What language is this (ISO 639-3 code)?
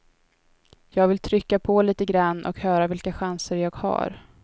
swe